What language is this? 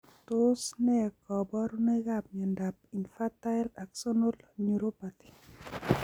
Kalenjin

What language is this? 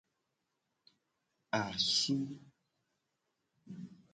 Gen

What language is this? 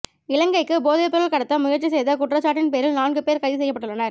Tamil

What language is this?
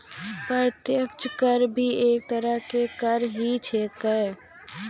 Maithili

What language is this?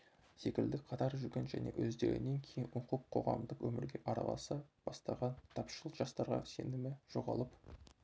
Kazakh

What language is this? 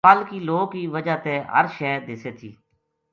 Gujari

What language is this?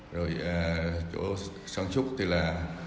Vietnamese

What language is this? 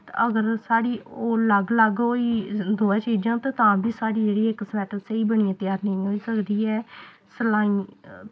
Dogri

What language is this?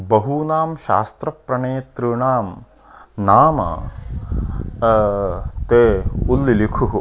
Sanskrit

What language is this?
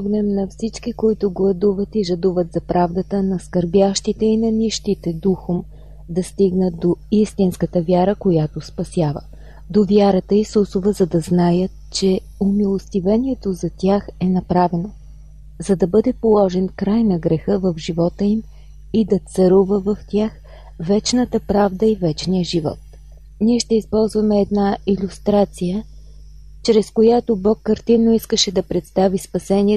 Bulgarian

